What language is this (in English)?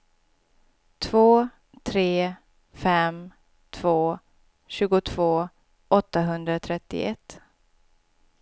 Swedish